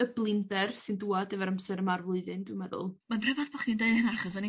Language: Welsh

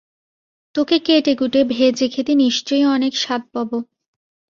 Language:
Bangla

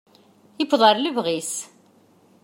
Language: Kabyle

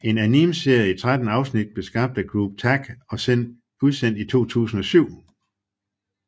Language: Danish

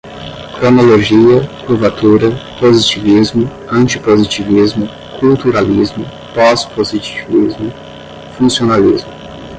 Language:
Portuguese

